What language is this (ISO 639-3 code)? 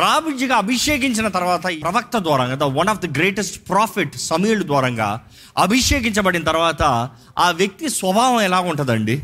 tel